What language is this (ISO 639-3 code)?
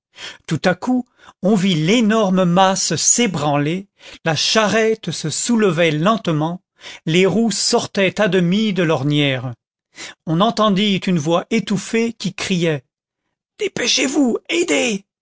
fra